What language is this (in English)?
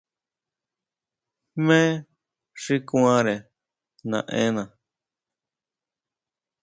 Huautla Mazatec